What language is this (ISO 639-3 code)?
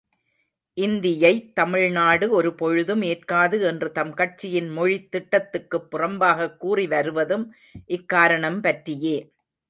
tam